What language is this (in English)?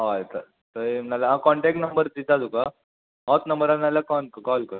Konkani